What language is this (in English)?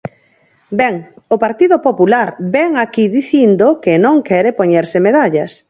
Galician